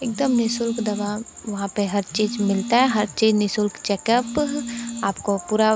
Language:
Hindi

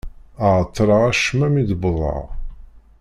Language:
Kabyle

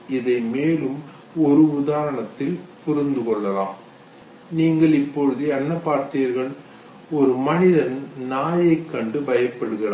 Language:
Tamil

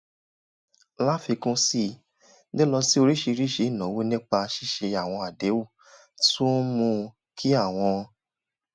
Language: Yoruba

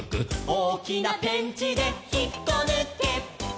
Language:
Japanese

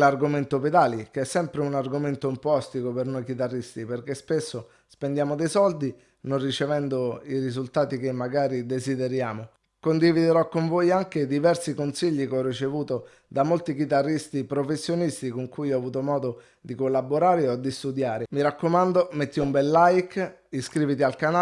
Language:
Italian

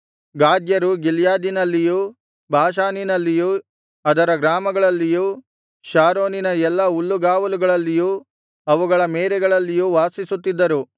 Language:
Kannada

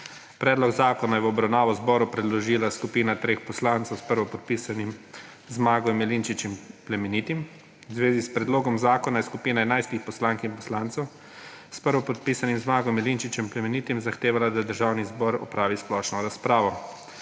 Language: Slovenian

